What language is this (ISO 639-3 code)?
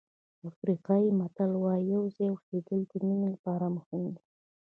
pus